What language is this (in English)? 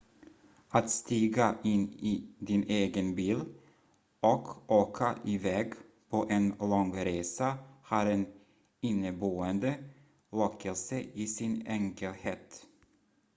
Swedish